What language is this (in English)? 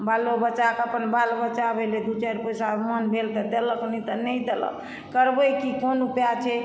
Maithili